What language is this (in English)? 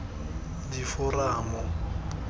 Tswana